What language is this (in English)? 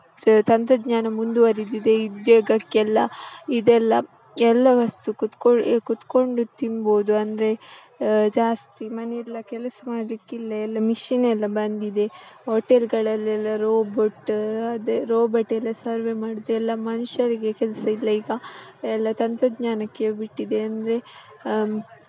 Kannada